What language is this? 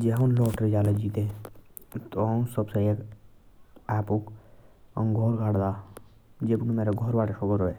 Jaunsari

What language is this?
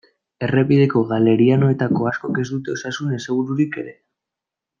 Basque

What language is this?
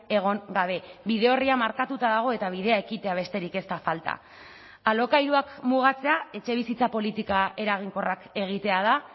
Basque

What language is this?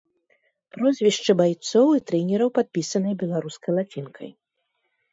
Belarusian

